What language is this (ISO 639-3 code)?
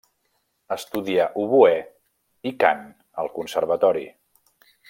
cat